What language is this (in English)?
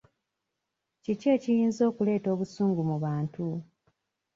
Ganda